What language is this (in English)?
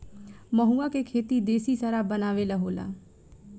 Bhojpuri